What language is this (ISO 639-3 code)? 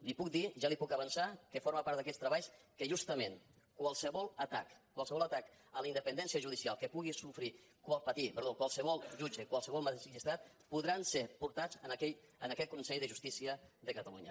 cat